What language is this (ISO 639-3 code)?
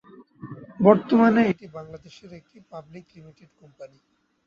ben